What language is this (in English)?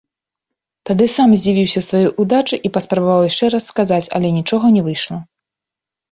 Belarusian